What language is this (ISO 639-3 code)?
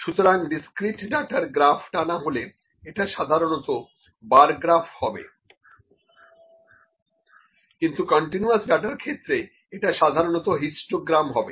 ben